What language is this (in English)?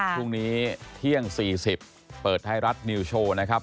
Thai